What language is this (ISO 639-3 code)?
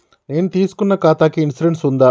tel